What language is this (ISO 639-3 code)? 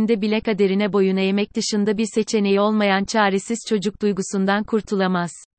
tur